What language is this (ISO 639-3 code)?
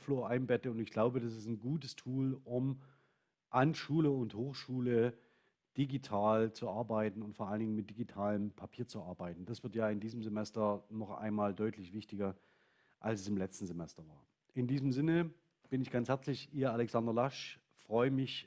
deu